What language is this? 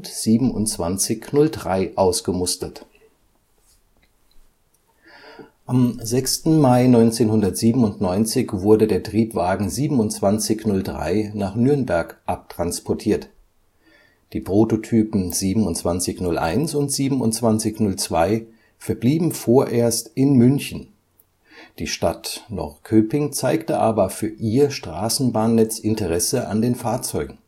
German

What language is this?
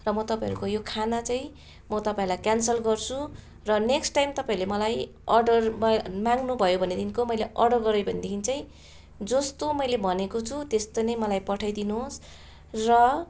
Nepali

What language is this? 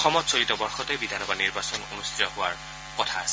Assamese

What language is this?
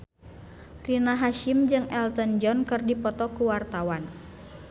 Sundanese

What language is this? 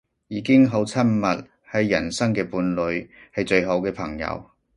Cantonese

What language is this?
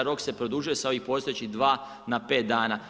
Croatian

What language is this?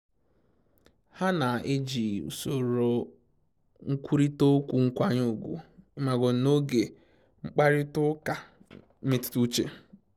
Igbo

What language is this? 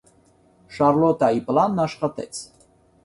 Armenian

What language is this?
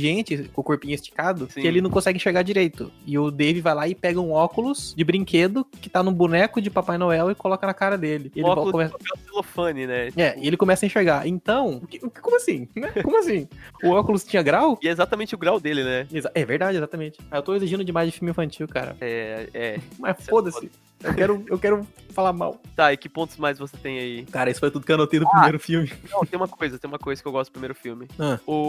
Portuguese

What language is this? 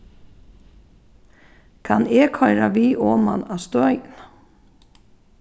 Faroese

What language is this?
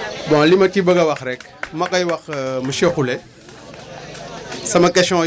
Wolof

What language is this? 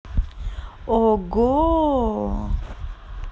Russian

